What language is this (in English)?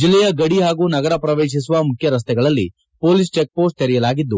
Kannada